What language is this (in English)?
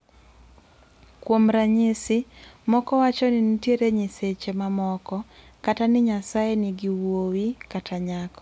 Luo (Kenya and Tanzania)